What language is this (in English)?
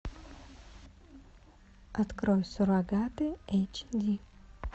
Russian